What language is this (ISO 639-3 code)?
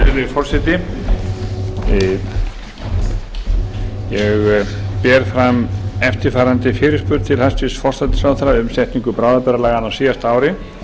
isl